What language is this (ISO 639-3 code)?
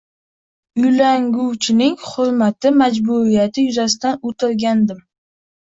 uzb